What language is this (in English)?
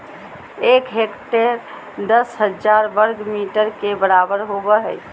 Magahi